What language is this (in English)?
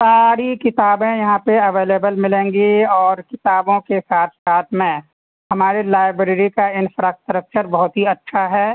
Urdu